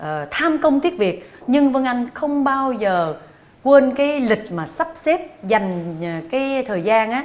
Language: Vietnamese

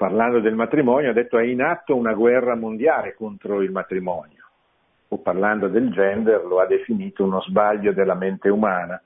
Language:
Italian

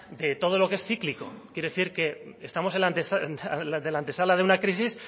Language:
Spanish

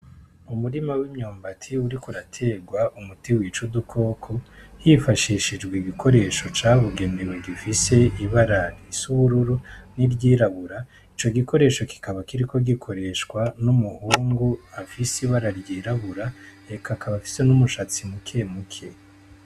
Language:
Rundi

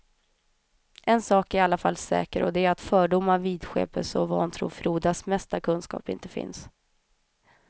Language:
Swedish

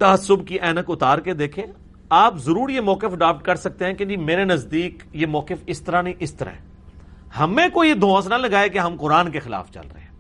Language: Urdu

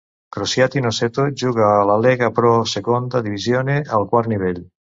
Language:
Catalan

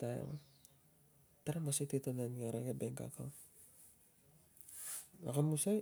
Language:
Tungag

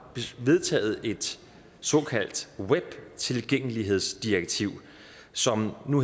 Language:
Danish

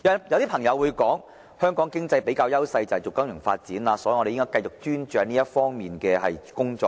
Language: Cantonese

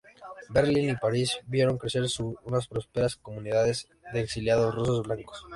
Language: Spanish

